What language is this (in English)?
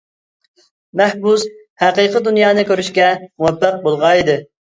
Uyghur